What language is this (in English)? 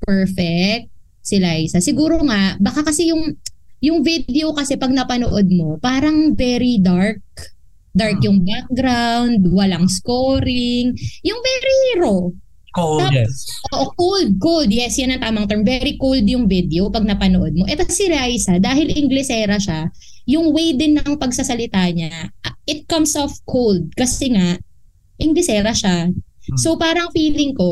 Filipino